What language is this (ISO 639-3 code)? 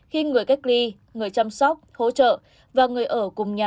vie